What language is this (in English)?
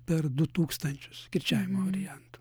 Lithuanian